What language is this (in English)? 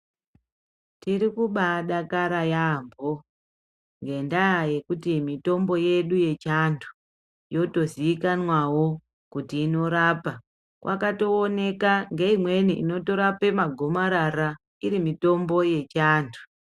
Ndau